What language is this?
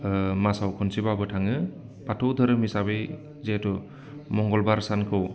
Bodo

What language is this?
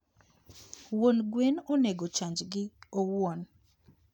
Luo (Kenya and Tanzania)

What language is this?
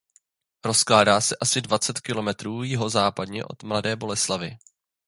Czech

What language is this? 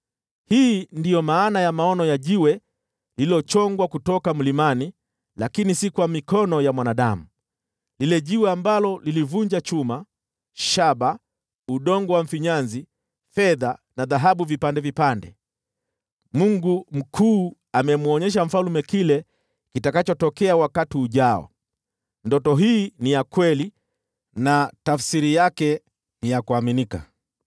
Swahili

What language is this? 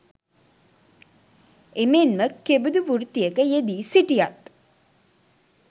Sinhala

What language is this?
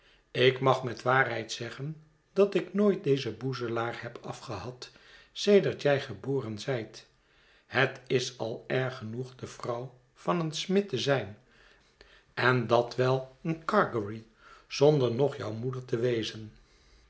Dutch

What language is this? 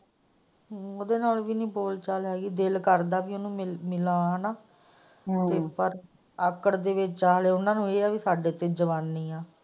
Punjabi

